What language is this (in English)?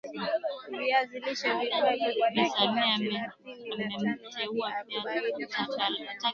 Swahili